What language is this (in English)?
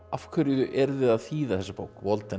Icelandic